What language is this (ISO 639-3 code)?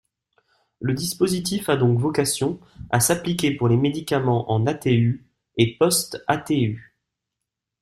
fra